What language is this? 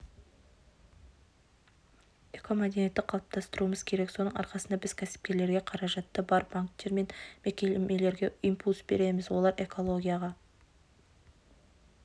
Kazakh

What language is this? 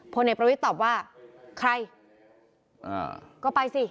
Thai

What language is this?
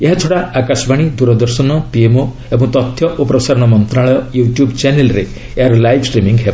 Odia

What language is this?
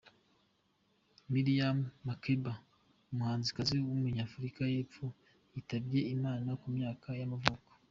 Kinyarwanda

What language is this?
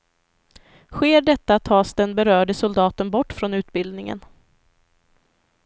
Swedish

